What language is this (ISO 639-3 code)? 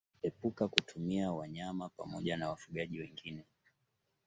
swa